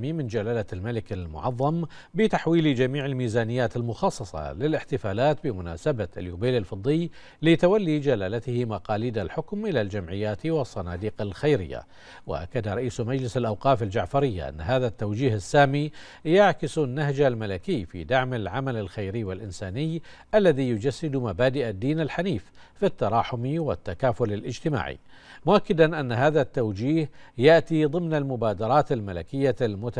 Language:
Arabic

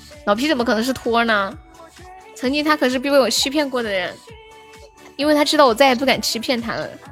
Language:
Chinese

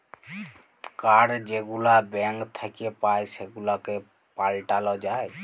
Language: Bangla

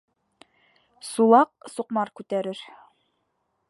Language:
Bashkir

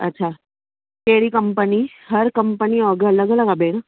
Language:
Sindhi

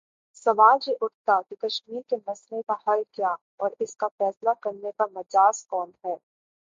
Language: Urdu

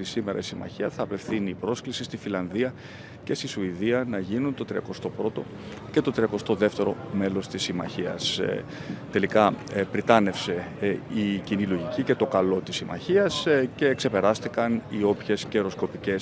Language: Greek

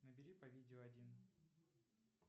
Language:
Russian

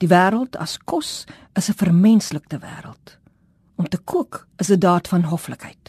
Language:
Dutch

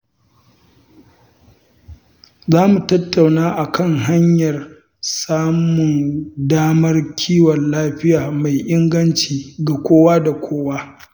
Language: Hausa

